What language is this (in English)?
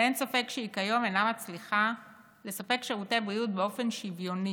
Hebrew